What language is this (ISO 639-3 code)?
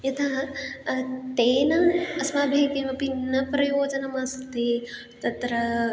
san